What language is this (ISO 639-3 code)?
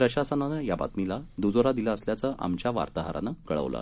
mar